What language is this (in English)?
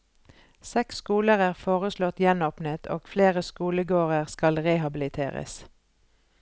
Norwegian